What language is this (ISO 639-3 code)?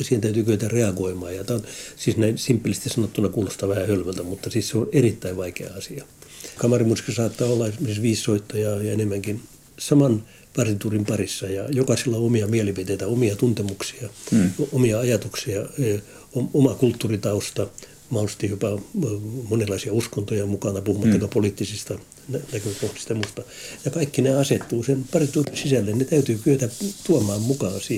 fin